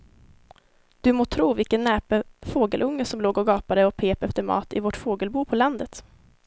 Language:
Swedish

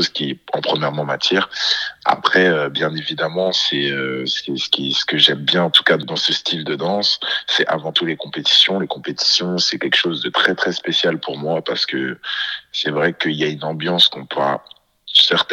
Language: French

